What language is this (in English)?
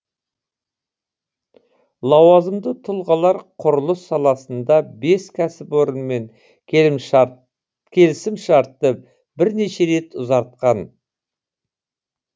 Kazakh